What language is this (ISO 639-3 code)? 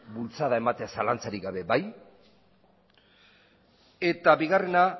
eus